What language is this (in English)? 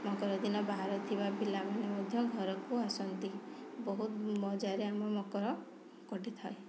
Odia